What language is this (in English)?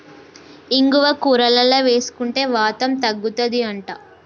Telugu